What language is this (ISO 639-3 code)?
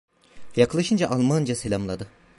tur